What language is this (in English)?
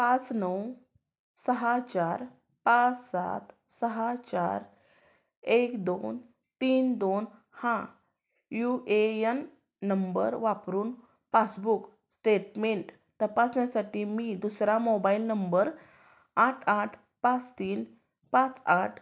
Marathi